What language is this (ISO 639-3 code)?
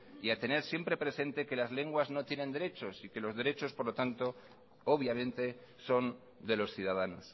spa